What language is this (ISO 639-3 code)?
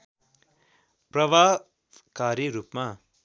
nep